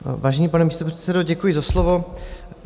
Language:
Czech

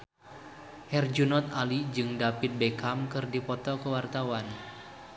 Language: Sundanese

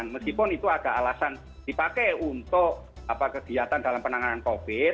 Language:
Indonesian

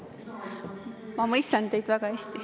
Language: Estonian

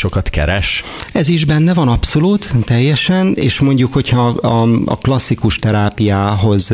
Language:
Hungarian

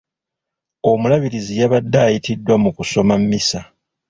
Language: Ganda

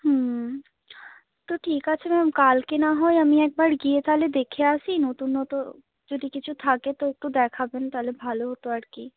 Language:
Bangla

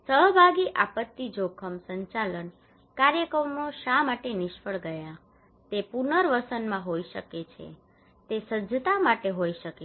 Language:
Gujarati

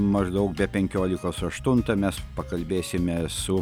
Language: Lithuanian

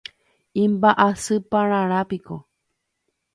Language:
Guarani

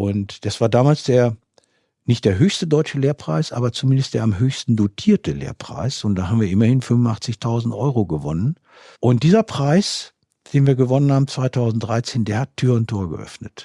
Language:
German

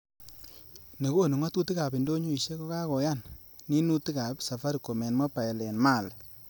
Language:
Kalenjin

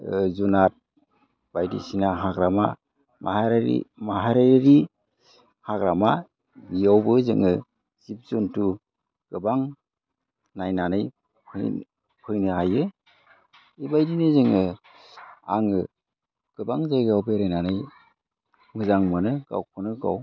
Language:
Bodo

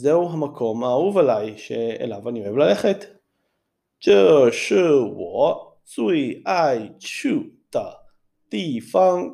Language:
Hebrew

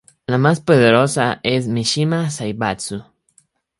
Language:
Spanish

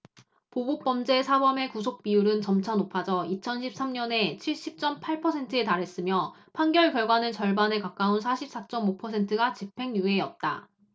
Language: Korean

